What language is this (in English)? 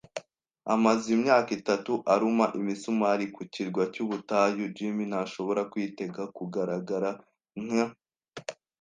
Kinyarwanda